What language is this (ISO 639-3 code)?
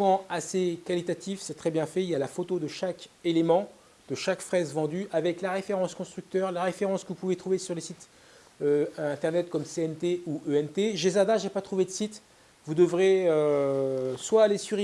fra